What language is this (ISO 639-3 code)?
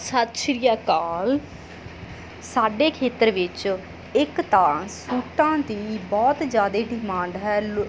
pan